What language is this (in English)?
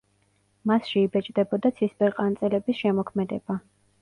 Georgian